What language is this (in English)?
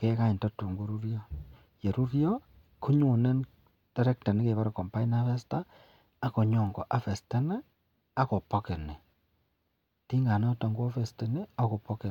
Kalenjin